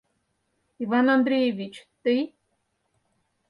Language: Mari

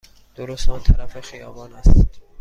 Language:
Persian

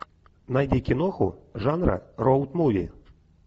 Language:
Russian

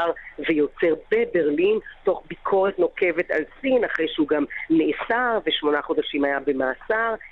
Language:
Hebrew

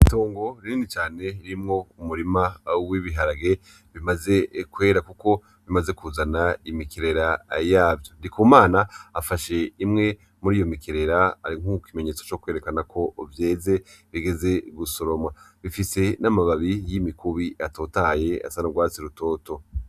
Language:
Rundi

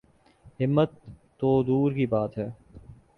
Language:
Urdu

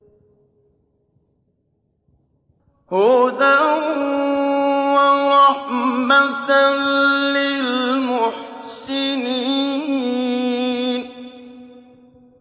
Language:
Arabic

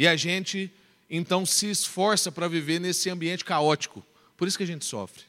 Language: Portuguese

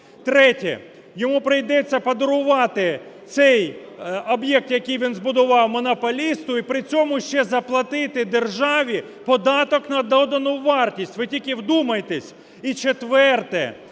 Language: Ukrainian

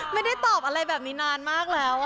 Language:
Thai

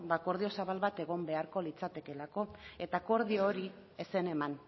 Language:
Basque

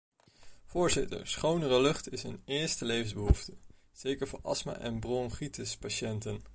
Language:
Dutch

